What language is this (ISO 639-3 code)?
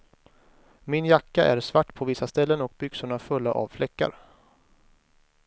swe